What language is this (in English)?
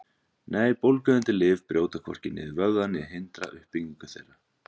Icelandic